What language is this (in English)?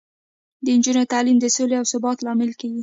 Pashto